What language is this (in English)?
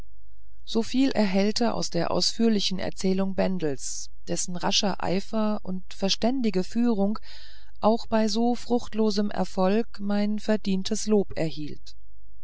German